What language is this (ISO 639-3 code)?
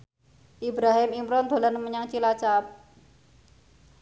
jav